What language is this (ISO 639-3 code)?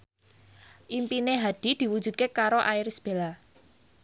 jav